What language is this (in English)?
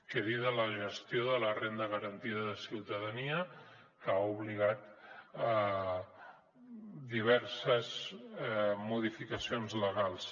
Catalan